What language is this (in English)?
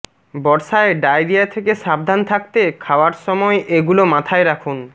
Bangla